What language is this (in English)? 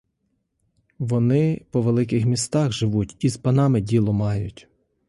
Ukrainian